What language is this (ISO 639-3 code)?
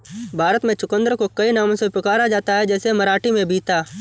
hin